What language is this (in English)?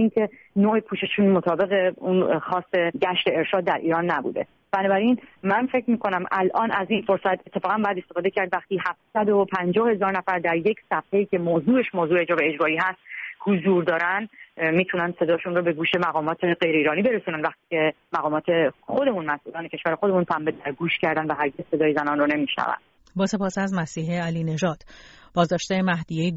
Persian